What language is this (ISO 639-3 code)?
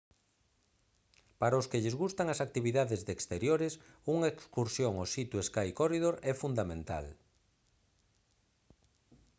glg